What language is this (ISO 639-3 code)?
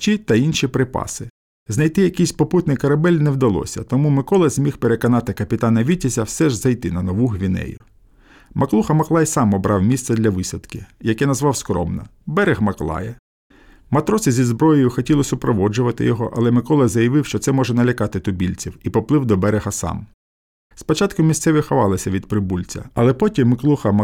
ukr